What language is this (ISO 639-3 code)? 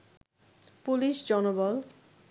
ben